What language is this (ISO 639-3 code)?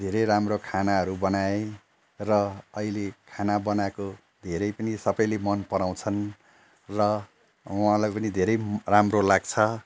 nep